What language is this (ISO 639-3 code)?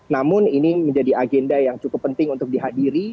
ind